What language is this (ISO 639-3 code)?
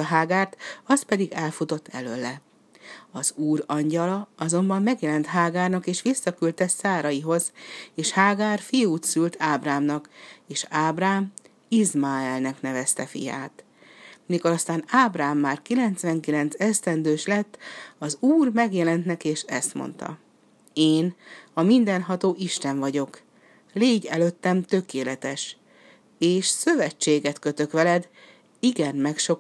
hun